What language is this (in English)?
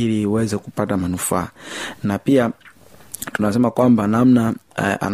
Swahili